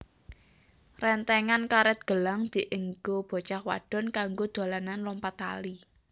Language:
Javanese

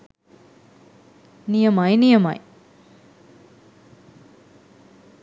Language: Sinhala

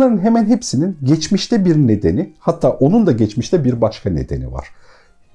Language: Turkish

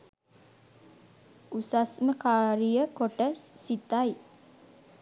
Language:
Sinhala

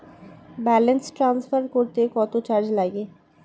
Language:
Bangla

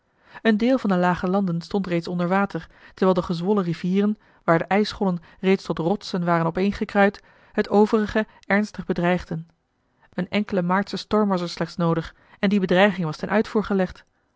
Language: Dutch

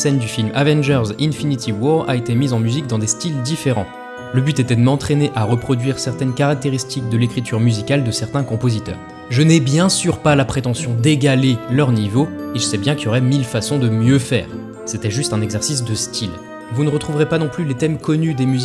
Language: French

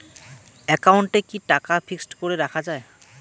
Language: Bangla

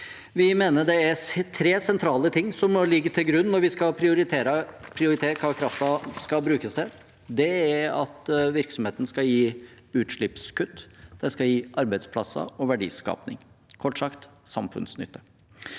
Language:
Norwegian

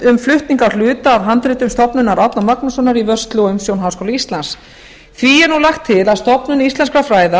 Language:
Icelandic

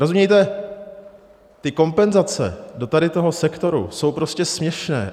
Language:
Czech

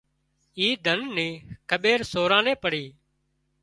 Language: Wadiyara Koli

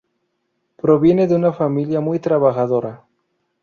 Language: Spanish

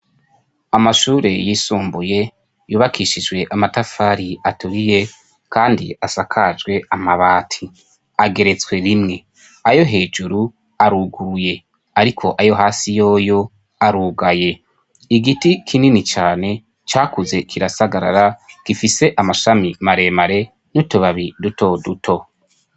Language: Rundi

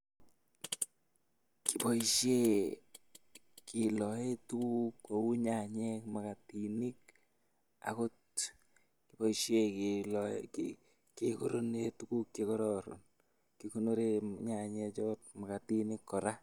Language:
Kalenjin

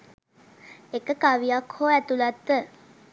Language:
Sinhala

